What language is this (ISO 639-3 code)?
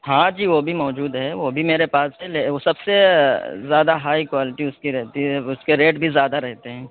urd